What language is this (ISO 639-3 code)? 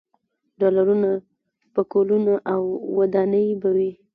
pus